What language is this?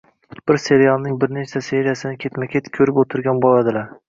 Uzbek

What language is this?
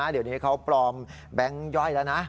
Thai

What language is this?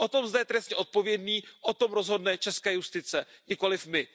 Czech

